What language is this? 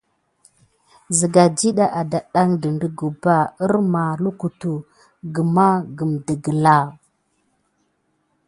Gidar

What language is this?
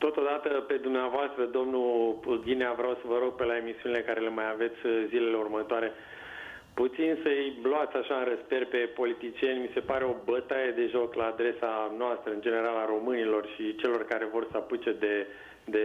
Romanian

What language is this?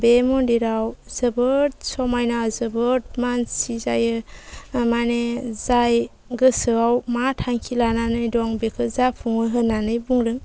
Bodo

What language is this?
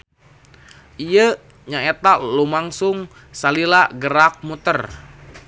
Sundanese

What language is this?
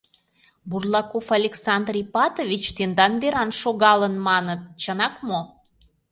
Mari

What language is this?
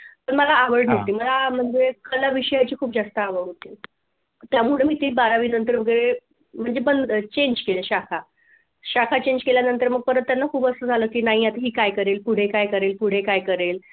Marathi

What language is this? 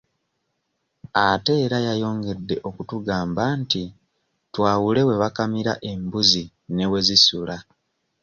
Ganda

